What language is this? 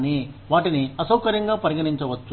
Telugu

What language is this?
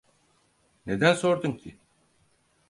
Turkish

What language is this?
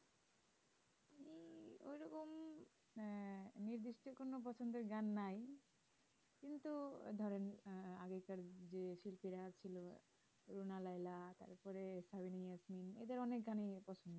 Bangla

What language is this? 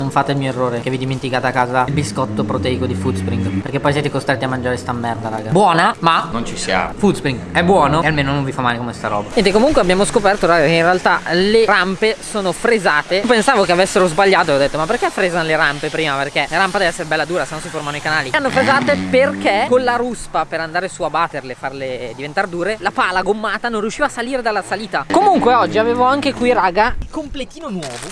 Italian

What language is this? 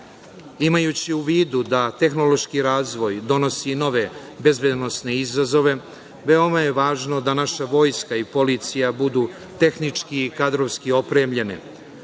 Serbian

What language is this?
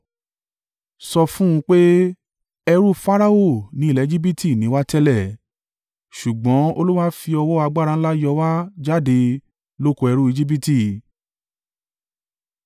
Yoruba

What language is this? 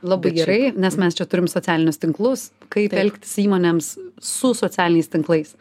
Lithuanian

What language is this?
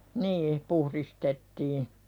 Finnish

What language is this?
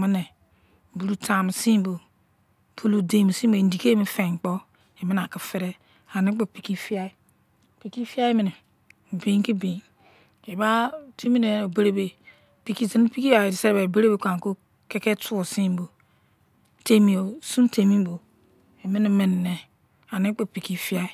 Izon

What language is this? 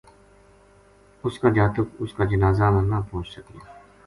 Gujari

